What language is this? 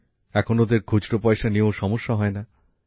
Bangla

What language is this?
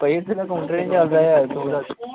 Punjabi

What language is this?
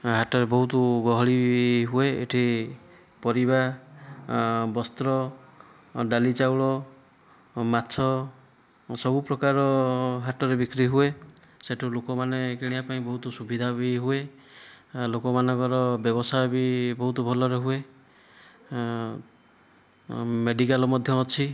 Odia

